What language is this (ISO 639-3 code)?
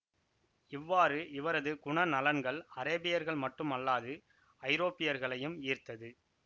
tam